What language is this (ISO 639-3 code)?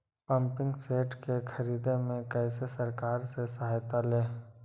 mag